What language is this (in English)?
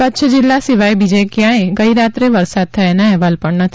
Gujarati